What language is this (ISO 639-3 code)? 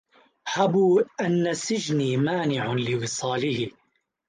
ara